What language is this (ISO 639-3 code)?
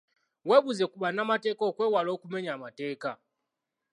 lug